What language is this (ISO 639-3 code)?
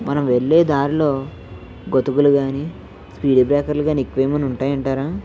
tel